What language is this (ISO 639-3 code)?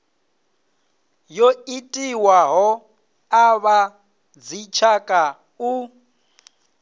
ven